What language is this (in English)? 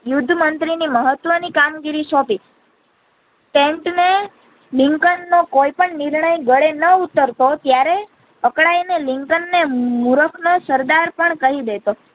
Gujarati